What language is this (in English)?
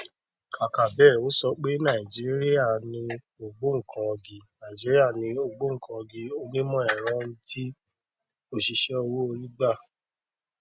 Yoruba